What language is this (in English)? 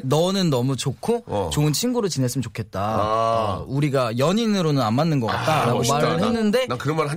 Korean